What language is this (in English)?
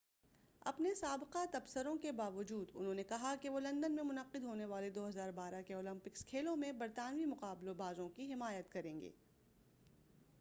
Urdu